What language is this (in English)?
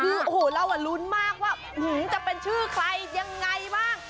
Thai